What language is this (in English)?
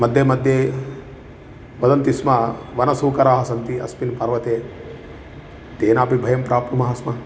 Sanskrit